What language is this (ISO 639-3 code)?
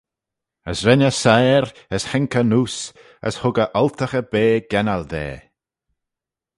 glv